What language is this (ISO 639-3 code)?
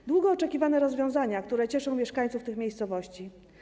pol